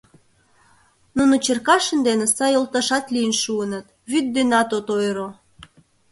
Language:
Mari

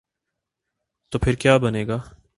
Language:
Urdu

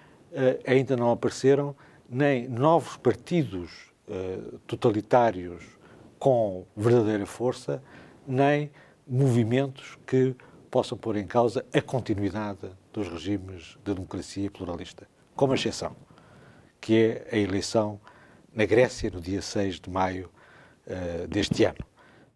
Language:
Portuguese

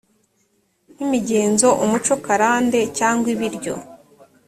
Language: Kinyarwanda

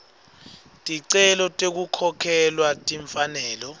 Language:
Swati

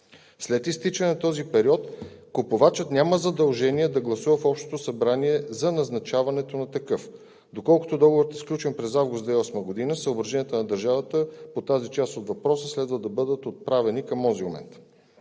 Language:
Bulgarian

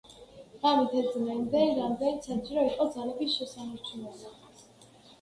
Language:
Georgian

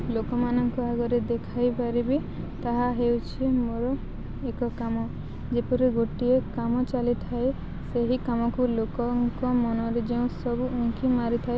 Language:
Odia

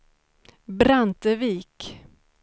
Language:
Swedish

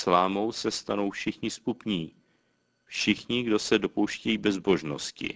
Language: Czech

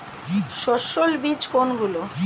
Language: Bangla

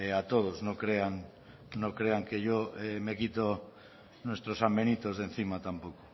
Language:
Spanish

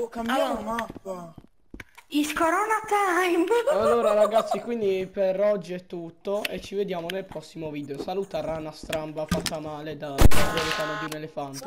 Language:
Italian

